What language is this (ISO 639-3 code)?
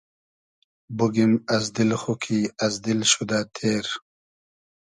haz